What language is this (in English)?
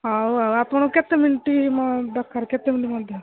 Odia